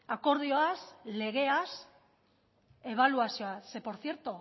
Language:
Basque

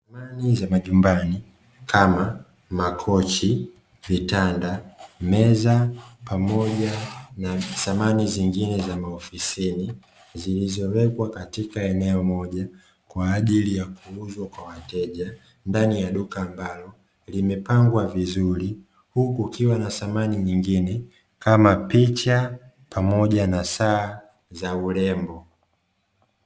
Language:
Swahili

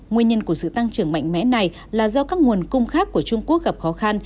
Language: Vietnamese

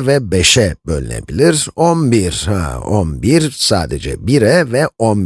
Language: Turkish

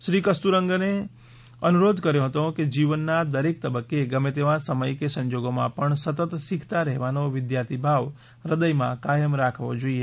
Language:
Gujarati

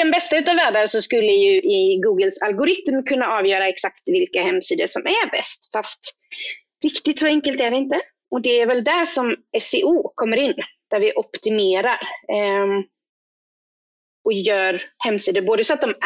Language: Swedish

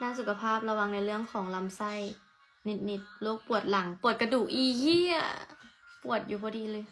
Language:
Thai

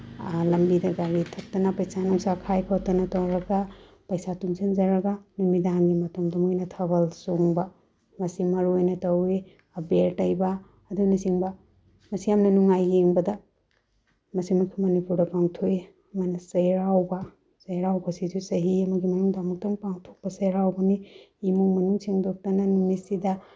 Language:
Manipuri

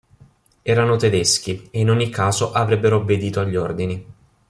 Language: Italian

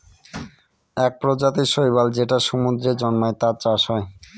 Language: Bangla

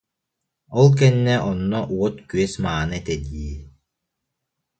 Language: Yakut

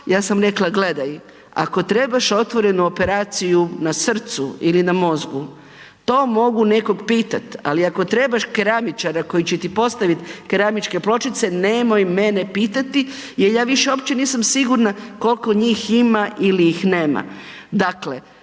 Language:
Croatian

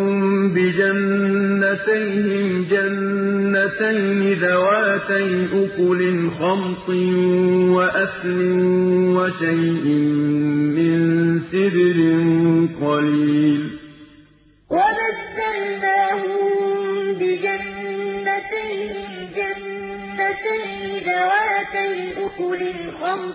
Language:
Arabic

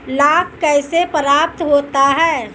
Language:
Hindi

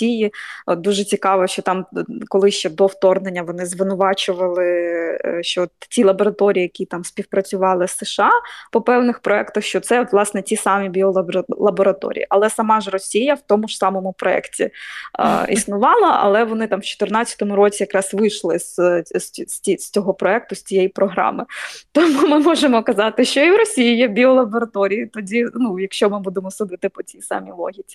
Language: Ukrainian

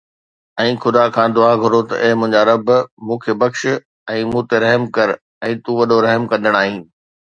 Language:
Sindhi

